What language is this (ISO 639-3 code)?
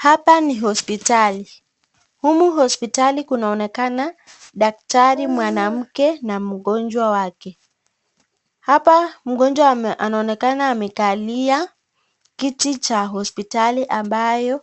swa